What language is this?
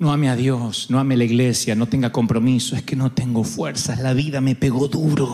Spanish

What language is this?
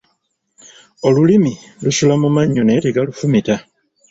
Ganda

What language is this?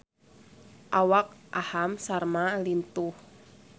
Sundanese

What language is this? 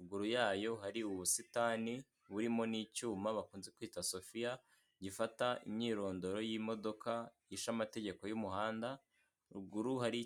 Kinyarwanda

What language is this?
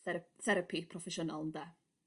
Welsh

